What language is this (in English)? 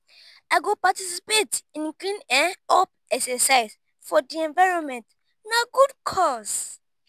Nigerian Pidgin